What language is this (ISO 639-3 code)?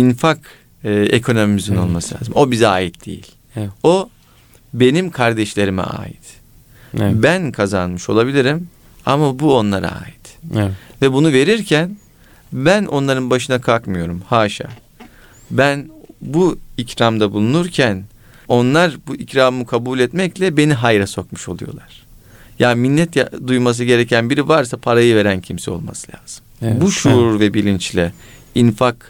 tur